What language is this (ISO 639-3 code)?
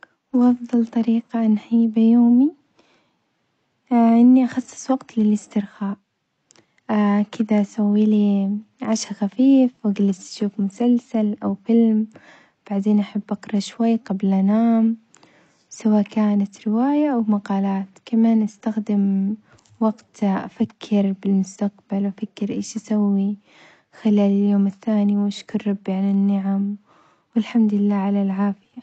acx